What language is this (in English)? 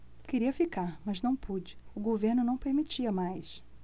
Portuguese